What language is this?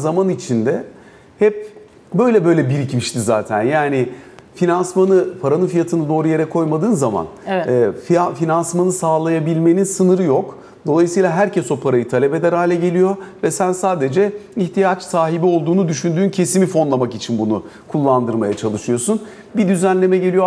Turkish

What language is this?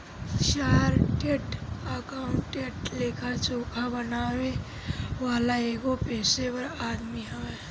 Bhojpuri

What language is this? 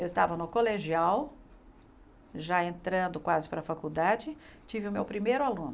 Portuguese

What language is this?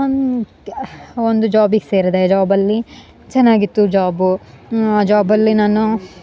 Kannada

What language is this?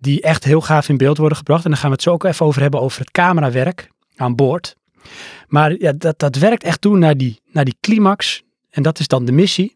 Dutch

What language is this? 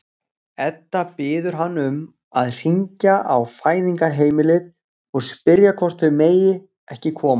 Icelandic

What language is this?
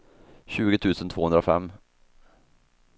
Swedish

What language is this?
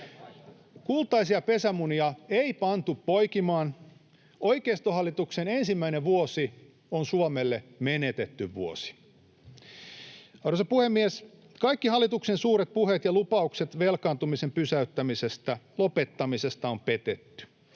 Finnish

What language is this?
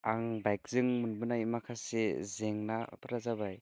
Bodo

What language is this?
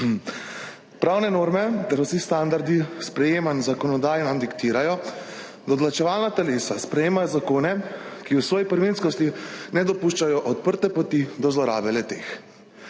Slovenian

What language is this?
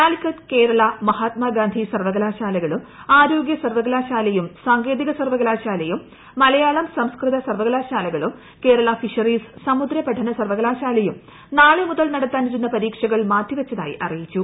Malayalam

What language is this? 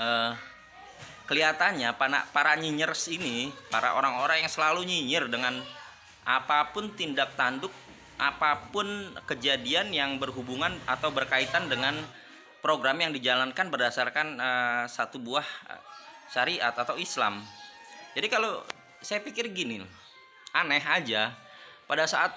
Indonesian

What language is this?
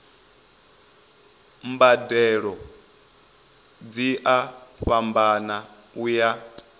Venda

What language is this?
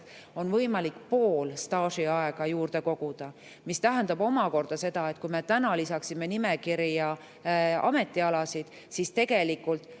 Estonian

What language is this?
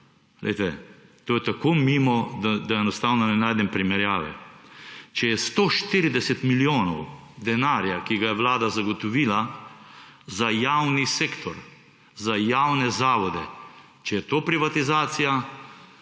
Slovenian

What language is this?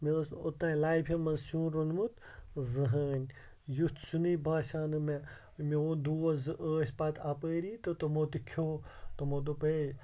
Kashmiri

